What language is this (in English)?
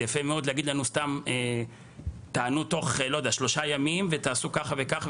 Hebrew